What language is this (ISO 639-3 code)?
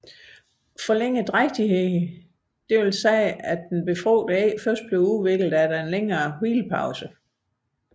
dan